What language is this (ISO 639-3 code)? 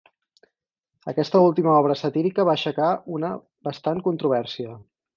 cat